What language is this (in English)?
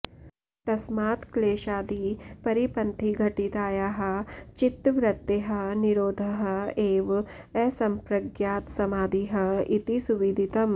Sanskrit